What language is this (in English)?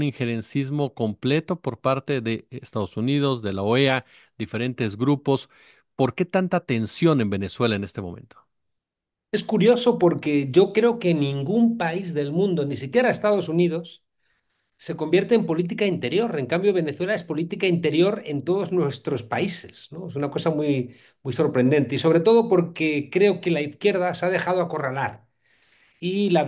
Spanish